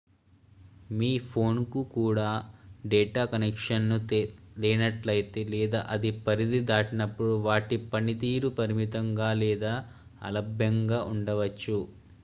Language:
Telugu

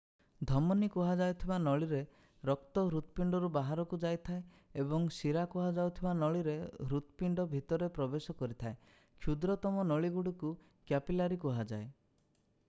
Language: Odia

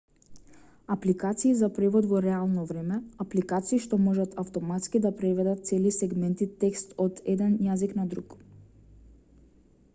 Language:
Macedonian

